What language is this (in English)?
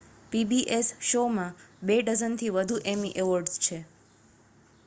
Gujarati